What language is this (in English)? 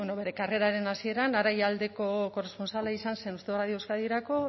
Basque